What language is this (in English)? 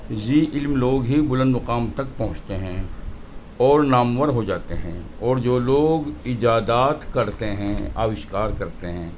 Urdu